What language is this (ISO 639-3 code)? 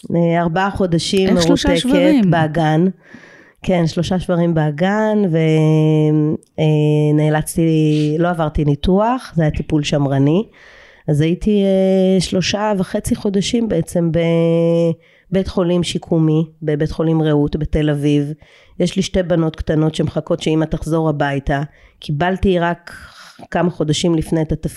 heb